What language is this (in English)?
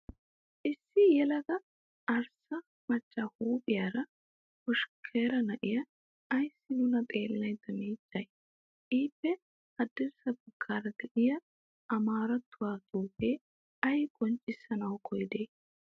Wolaytta